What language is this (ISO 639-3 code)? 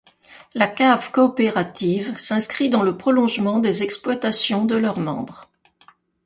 fra